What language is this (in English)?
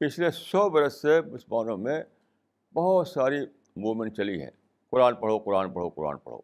Urdu